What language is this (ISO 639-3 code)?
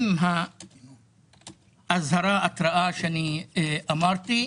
heb